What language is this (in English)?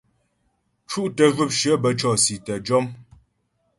Ghomala